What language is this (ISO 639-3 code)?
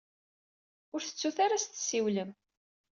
kab